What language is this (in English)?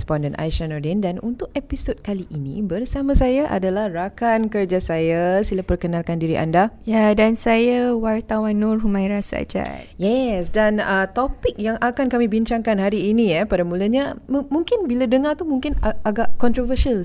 Malay